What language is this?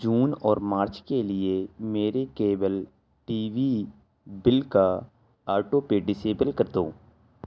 Urdu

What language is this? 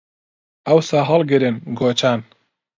Central Kurdish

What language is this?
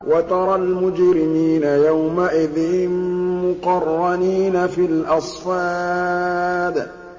Arabic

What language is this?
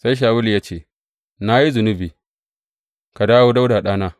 Hausa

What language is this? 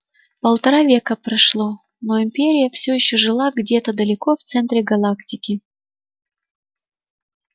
Russian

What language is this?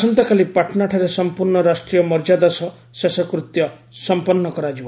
Odia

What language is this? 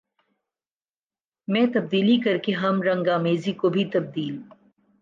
Urdu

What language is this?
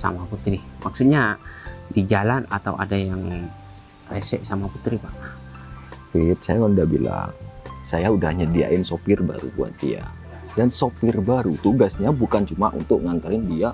Indonesian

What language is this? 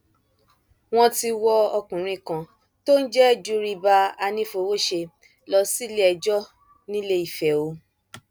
Yoruba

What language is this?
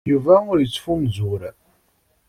Kabyle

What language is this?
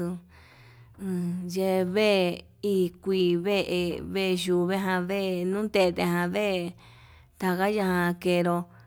Yutanduchi Mixtec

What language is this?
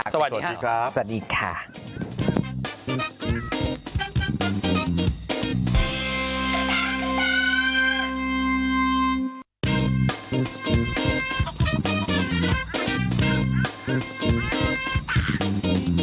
Thai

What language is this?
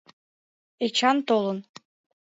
Mari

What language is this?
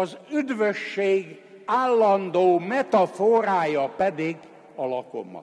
Hungarian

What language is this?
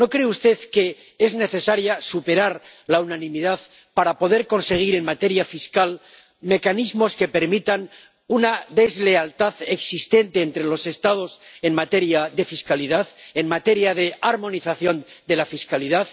Spanish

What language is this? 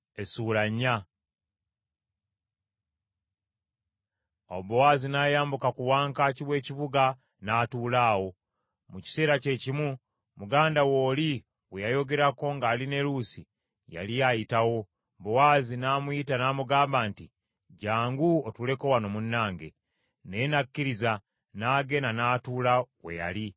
Ganda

